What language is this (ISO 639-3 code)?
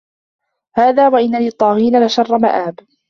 ara